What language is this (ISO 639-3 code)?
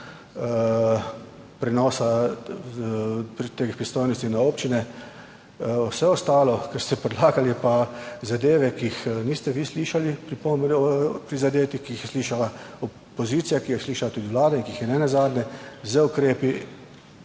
slv